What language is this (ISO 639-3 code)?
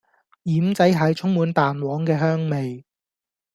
yue